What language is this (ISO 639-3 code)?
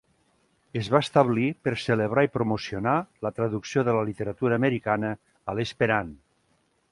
cat